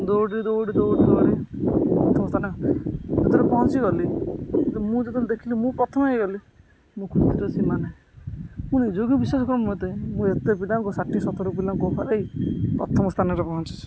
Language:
Odia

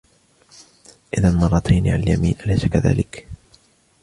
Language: Arabic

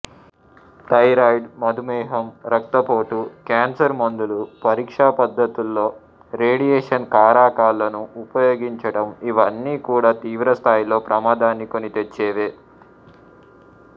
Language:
Telugu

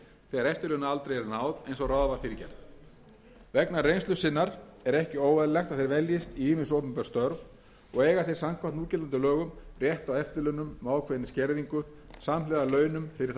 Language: Icelandic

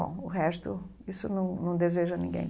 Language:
Portuguese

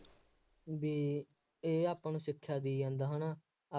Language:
Punjabi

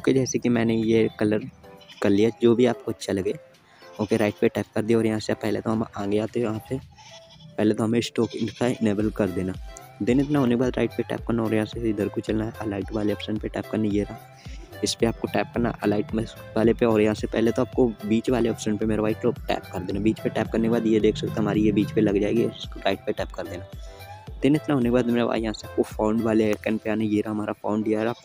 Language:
Hindi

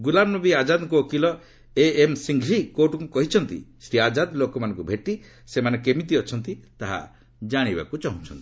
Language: Odia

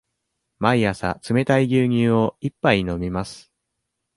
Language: Japanese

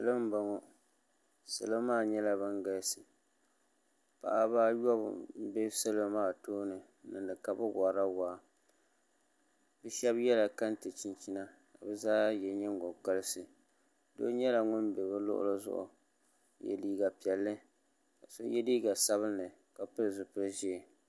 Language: Dagbani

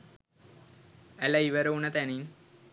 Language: Sinhala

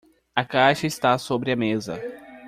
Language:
Portuguese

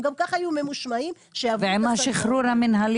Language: Hebrew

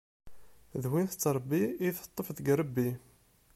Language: Kabyle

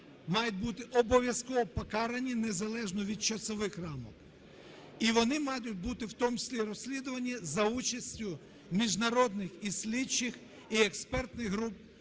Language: Ukrainian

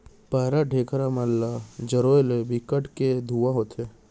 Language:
Chhattisgarhi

